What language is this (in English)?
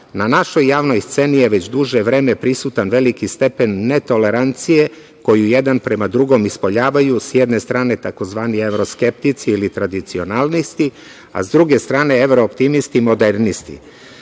Serbian